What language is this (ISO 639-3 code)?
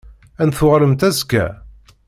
kab